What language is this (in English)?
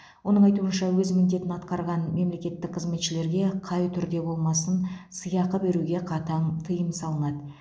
Kazakh